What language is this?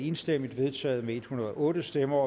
Danish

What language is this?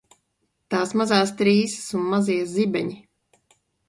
Latvian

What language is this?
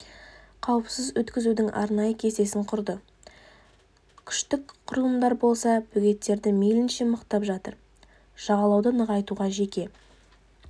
Kazakh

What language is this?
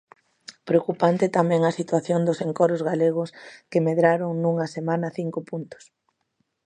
Galician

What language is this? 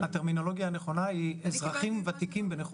Hebrew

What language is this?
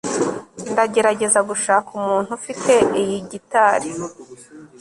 Kinyarwanda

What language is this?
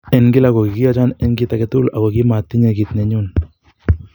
Kalenjin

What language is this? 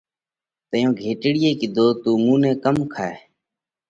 Parkari Koli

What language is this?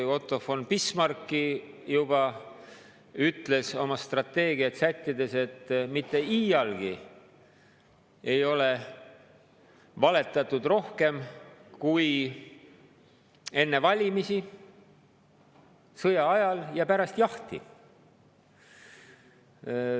Estonian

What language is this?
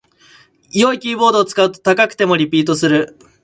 Japanese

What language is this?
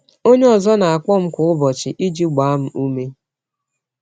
Igbo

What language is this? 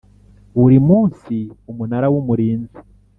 Kinyarwanda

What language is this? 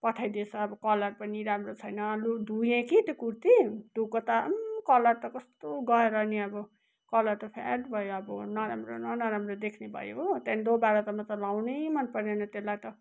Nepali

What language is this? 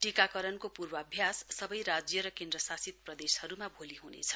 Nepali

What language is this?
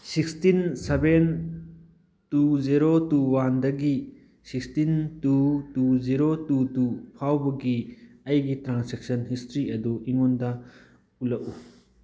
Manipuri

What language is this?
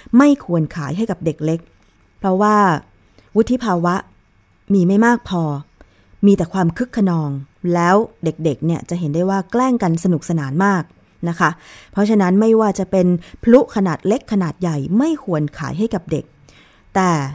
Thai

